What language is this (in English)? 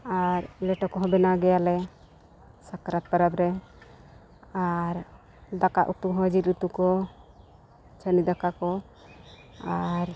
Santali